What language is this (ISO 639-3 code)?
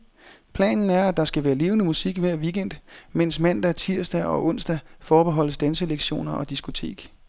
dan